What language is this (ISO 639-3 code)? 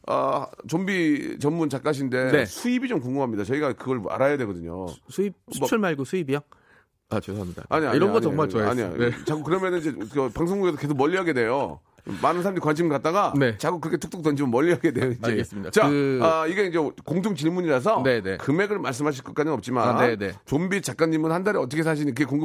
kor